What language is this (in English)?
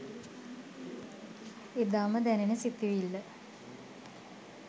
Sinhala